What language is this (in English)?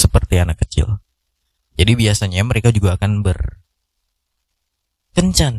Indonesian